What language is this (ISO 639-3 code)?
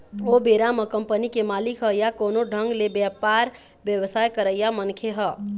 hne